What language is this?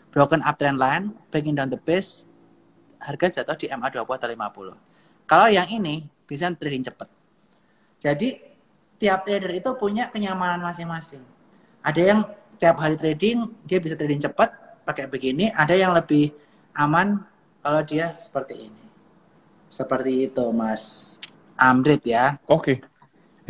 Indonesian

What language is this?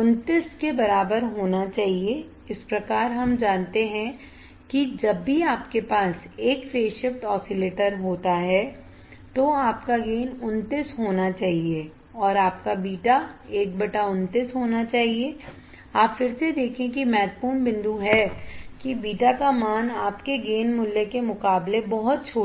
Hindi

